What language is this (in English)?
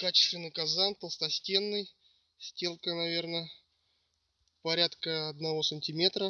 Russian